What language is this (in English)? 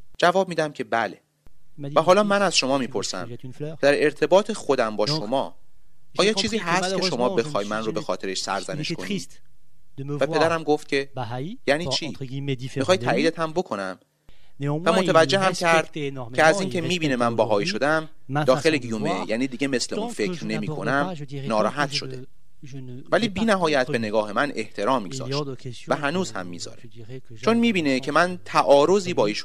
Persian